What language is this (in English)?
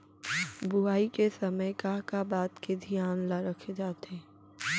Chhattisgarhi